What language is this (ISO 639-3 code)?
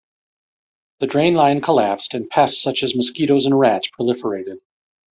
eng